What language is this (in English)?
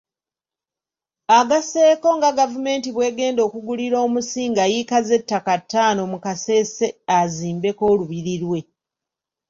Ganda